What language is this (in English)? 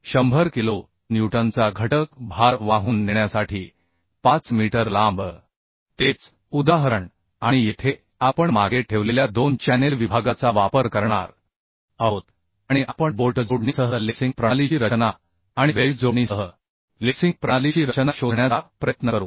Marathi